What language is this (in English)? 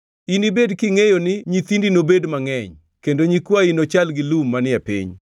Luo (Kenya and Tanzania)